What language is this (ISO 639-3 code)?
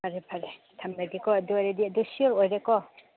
mni